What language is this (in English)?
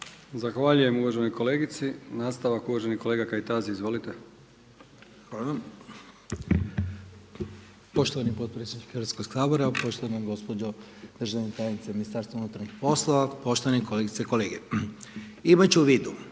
Croatian